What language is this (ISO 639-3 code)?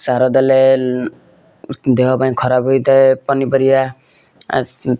ori